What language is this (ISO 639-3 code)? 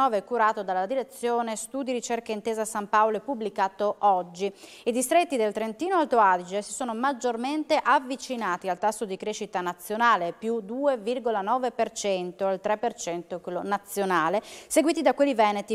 ita